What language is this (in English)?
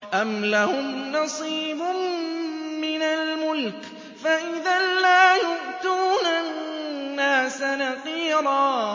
Arabic